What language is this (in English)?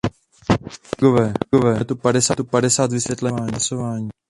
Czech